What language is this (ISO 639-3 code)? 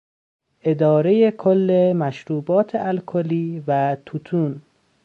fas